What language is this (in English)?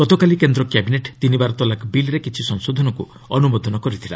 Odia